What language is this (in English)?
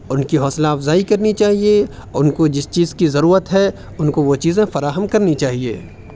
Urdu